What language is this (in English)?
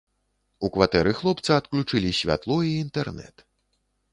Belarusian